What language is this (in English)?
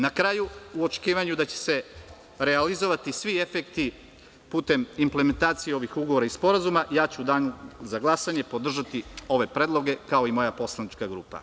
Serbian